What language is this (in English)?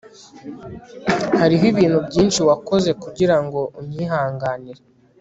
Kinyarwanda